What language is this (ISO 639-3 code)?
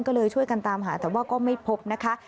tha